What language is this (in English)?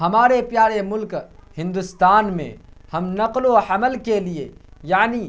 Urdu